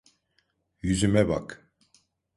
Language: Turkish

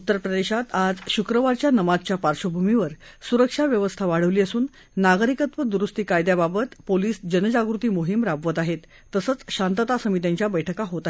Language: Marathi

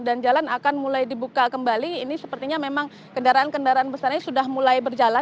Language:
Indonesian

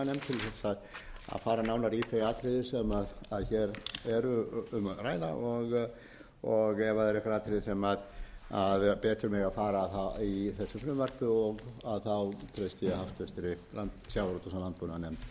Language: Icelandic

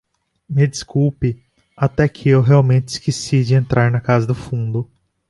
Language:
Portuguese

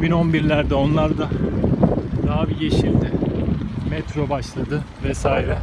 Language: Turkish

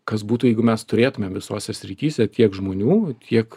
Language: Lithuanian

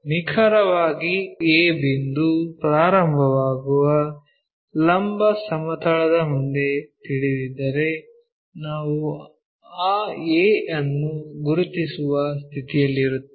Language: Kannada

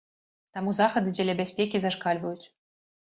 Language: Belarusian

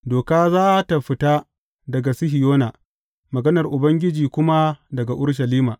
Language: Hausa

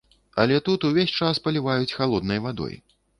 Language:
Belarusian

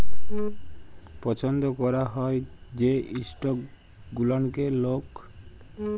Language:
Bangla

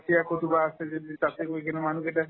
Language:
Assamese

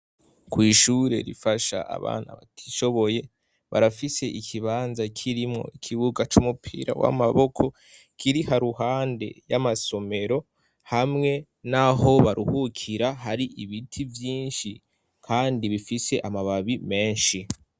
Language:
Rundi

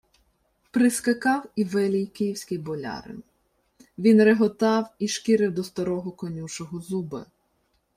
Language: Ukrainian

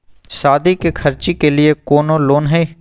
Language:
Magahi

